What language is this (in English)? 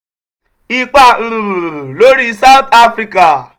Yoruba